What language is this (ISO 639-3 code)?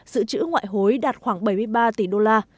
vie